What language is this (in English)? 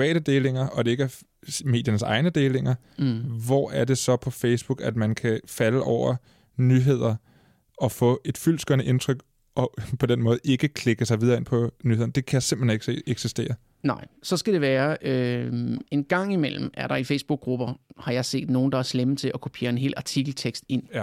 Danish